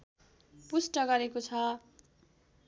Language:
Nepali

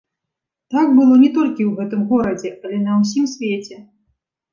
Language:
Belarusian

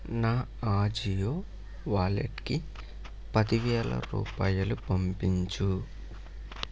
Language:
Telugu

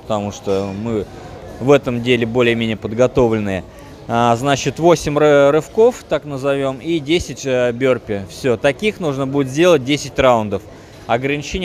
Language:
Russian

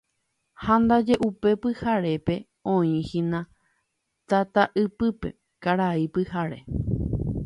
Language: Guarani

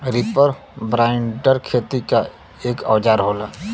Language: Bhojpuri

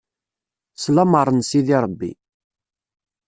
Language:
Kabyle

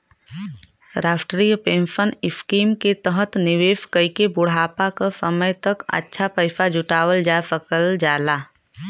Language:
Bhojpuri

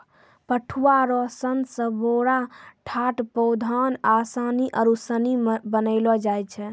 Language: Maithili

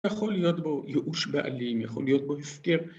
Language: Hebrew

